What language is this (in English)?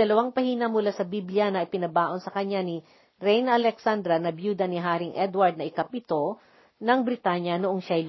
Filipino